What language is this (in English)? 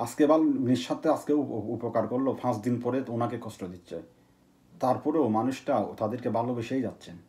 Romanian